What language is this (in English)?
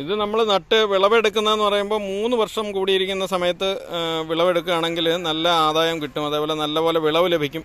Malayalam